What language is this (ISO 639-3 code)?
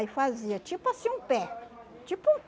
por